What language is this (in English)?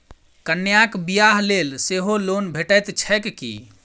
Maithili